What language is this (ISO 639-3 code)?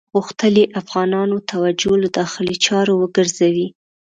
pus